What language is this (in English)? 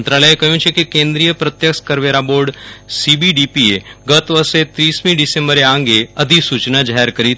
Gujarati